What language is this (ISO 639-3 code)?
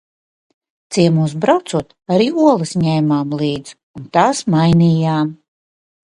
lav